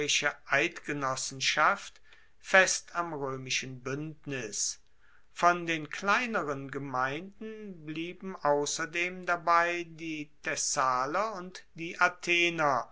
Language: German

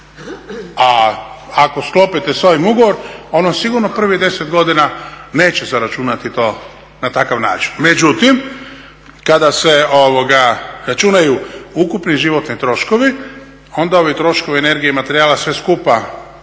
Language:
Croatian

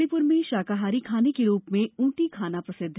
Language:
Hindi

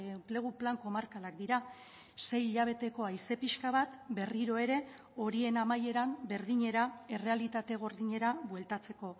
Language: Basque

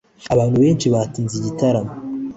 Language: Kinyarwanda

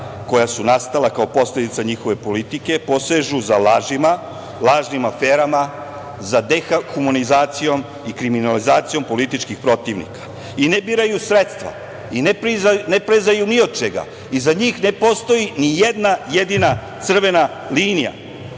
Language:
Serbian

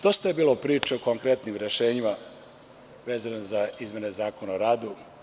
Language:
Serbian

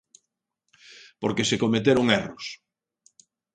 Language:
Galician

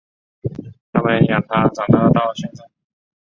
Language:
Chinese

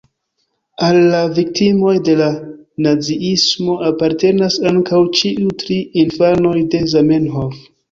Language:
Esperanto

